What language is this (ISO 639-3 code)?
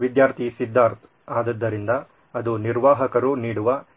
kan